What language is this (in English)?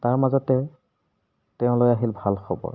Assamese